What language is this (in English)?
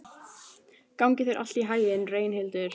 Icelandic